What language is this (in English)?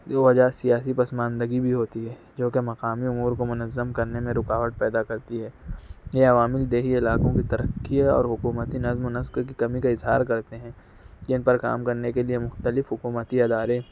Urdu